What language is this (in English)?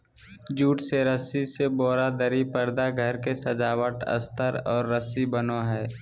Magahi